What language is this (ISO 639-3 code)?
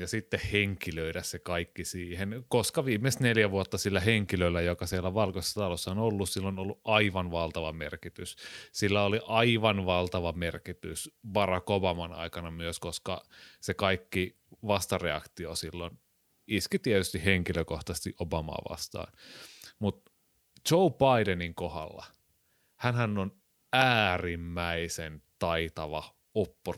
fin